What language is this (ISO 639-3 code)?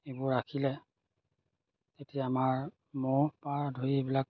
asm